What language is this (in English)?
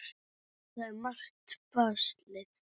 Icelandic